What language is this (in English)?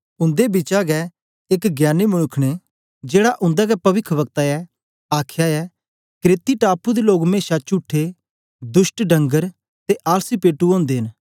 Dogri